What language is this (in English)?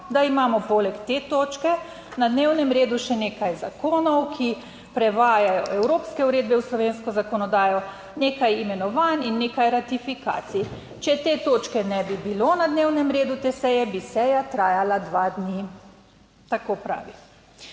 Slovenian